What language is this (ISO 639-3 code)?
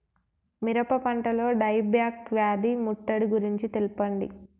tel